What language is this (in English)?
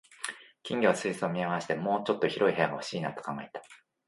Japanese